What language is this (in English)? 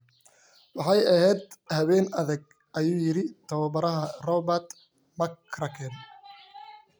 Somali